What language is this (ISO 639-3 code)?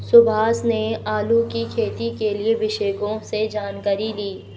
hin